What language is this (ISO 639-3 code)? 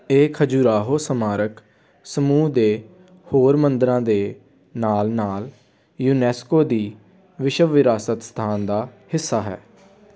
pan